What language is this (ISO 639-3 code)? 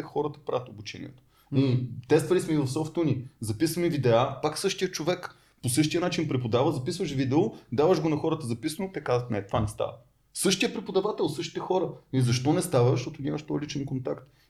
bul